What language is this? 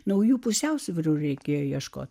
Lithuanian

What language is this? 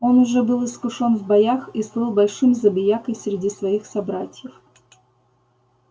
Russian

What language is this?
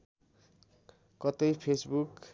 Nepali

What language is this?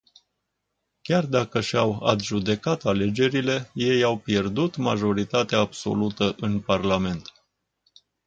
Romanian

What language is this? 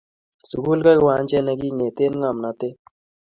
Kalenjin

